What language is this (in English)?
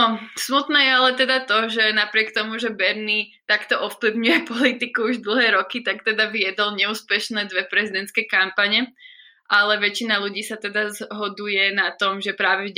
Slovak